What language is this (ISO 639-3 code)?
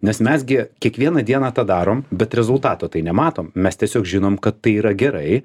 lit